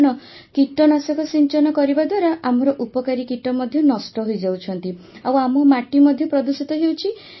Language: Odia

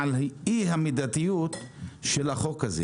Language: Hebrew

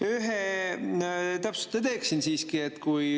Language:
Estonian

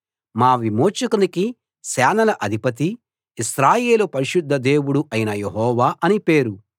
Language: Telugu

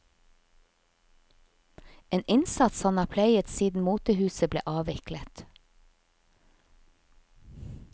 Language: Norwegian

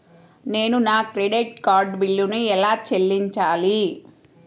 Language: Telugu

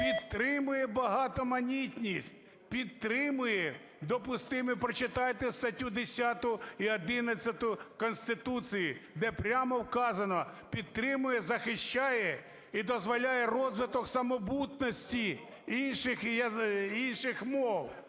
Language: Ukrainian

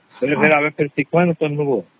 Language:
Odia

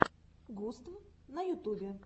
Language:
Russian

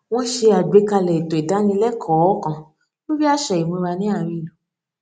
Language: Yoruba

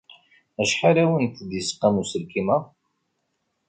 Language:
Kabyle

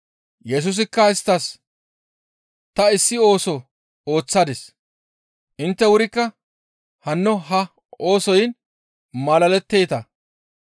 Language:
Gamo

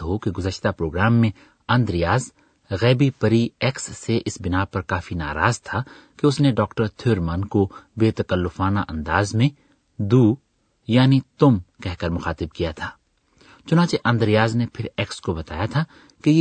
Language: Urdu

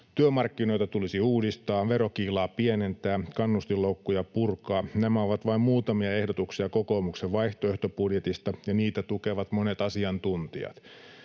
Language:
Finnish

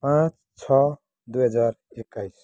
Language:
Nepali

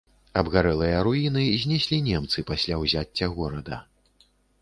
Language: Belarusian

